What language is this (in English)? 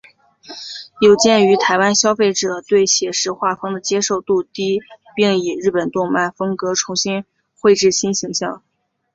Chinese